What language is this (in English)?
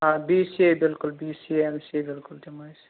Kashmiri